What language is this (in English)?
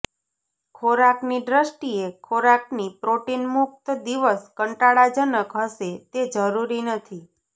Gujarati